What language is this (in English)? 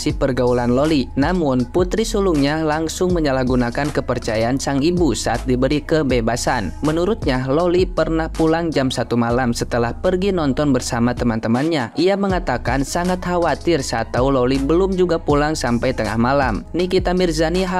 Indonesian